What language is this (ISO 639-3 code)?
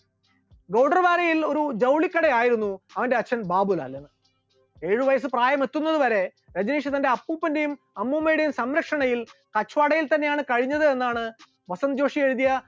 mal